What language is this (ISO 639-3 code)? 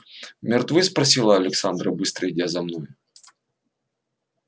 rus